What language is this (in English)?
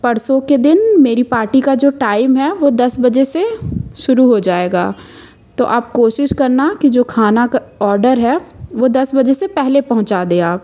Hindi